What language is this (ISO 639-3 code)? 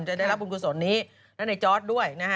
tha